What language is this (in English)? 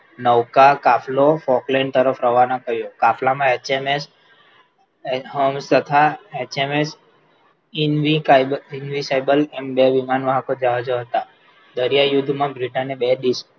Gujarati